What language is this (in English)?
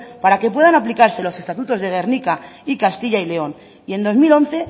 Spanish